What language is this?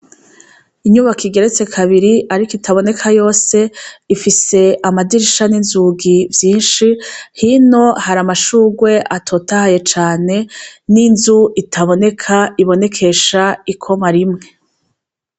Rundi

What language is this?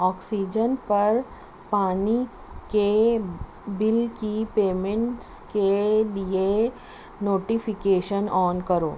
Urdu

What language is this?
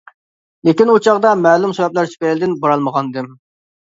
Uyghur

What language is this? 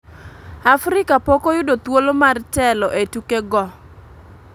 Luo (Kenya and Tanzania)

